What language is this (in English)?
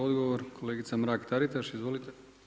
Croatian